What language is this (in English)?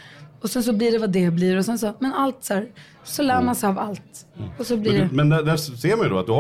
Swedish